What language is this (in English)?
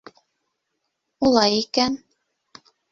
Bashkir